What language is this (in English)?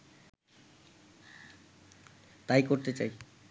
Bangla